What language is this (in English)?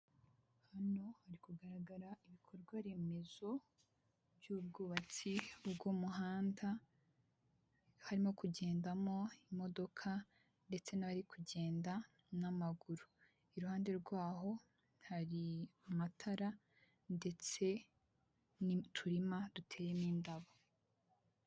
Kinyarwanda